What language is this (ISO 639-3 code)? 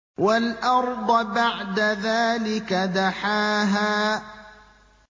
ara